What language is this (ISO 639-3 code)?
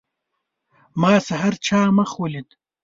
pus